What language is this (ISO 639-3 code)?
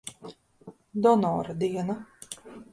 lav